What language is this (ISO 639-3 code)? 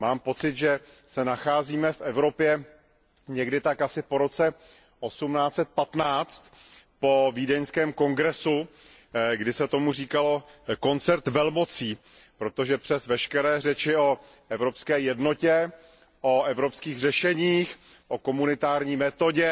ces